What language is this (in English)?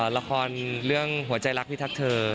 Thai